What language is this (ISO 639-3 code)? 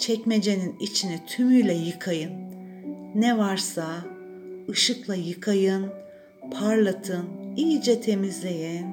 tur